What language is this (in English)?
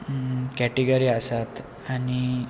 Konkani